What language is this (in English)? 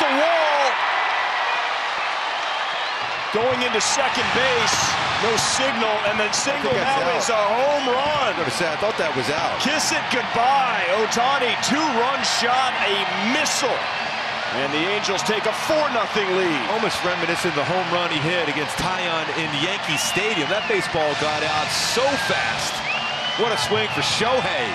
English